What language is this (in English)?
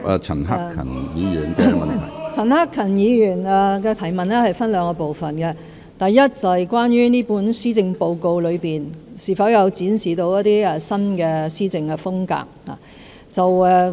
Cantonese